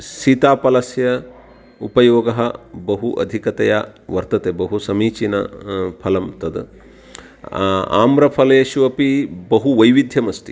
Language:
Sanskrit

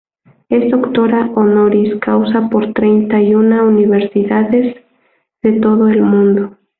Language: Spanish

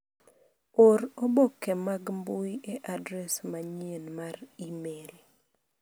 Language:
Luo (Kenya and Tanzania)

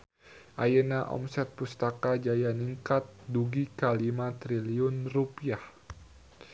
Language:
Sundanese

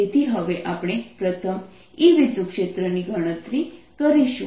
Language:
Gujarati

